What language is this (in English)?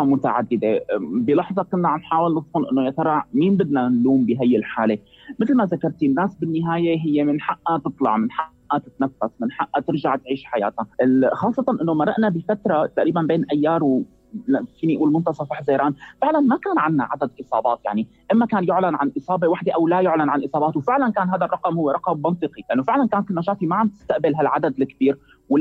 Arabic